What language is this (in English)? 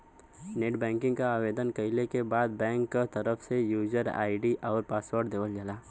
Bhojpuri